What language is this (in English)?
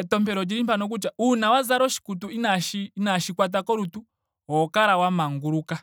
Ndonga